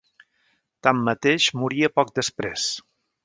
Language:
Catalan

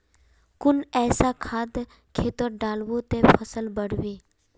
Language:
Magahi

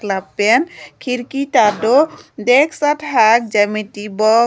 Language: Karbi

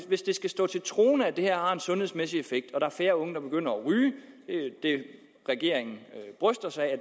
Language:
Danish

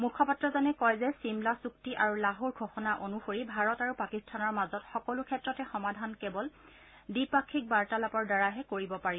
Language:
Assamese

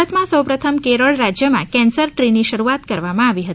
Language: Gujarati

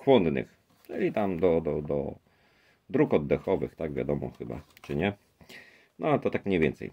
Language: Polish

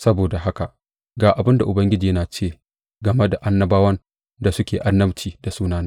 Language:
Hausa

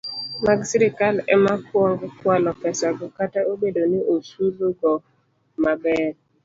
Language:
Luo (Kenya and Tanzania)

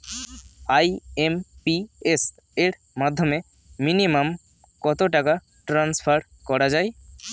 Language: Bangla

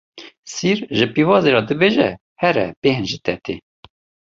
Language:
Kurdish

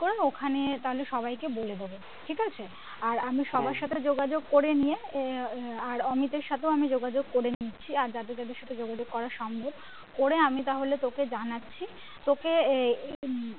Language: Bangla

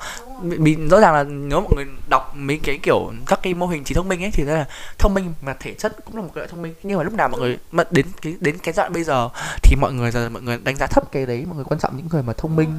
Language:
Vietnamese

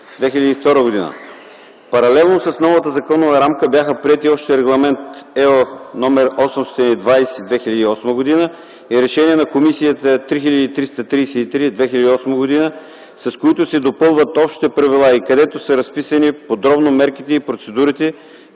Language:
Bulgarian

